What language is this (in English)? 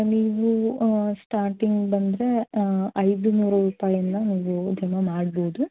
Kannada